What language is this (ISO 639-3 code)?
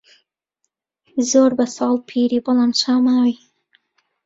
ckb